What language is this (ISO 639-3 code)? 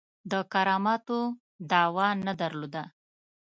pus